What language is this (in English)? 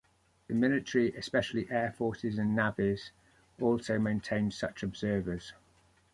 English